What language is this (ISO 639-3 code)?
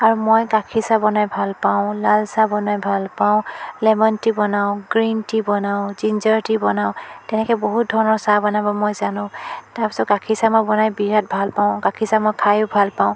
asm